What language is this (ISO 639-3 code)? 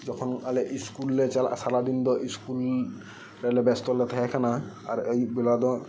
sat